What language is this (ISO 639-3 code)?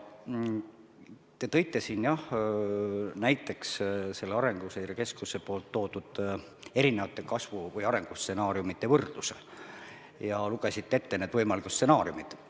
est